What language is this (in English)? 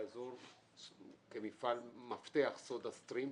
Hebrew